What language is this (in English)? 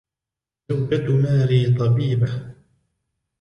Arabic